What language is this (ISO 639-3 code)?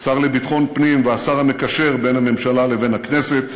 heb